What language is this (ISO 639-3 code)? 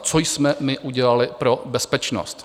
ces